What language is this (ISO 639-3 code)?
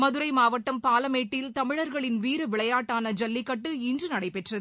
tam